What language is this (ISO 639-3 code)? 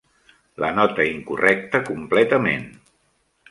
cat